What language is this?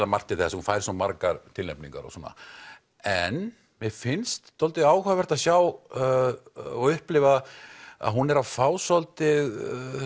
Icelandic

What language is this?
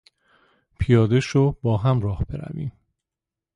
Persian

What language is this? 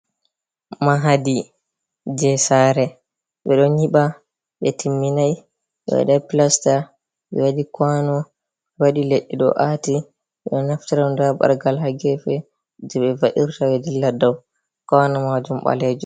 Fula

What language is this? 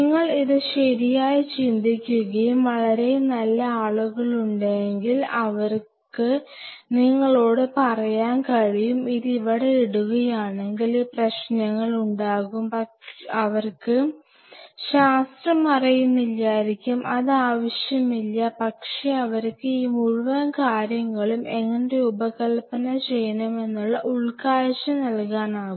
Malayalam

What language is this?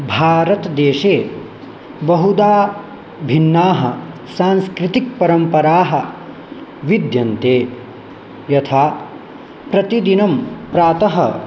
Sanskrit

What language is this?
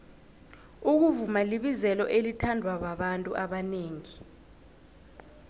South Ndebele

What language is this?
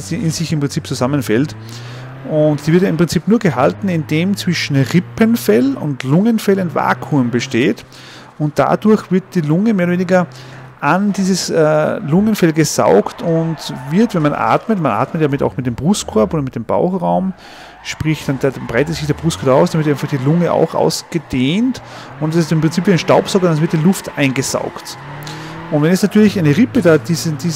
German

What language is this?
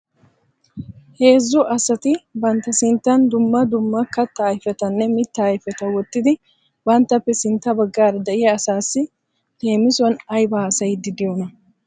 Wolaytta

